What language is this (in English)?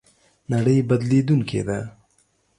Pashto